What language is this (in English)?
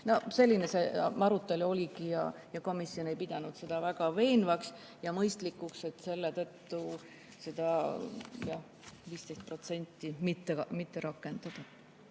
Estonian